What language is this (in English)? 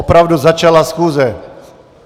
Czech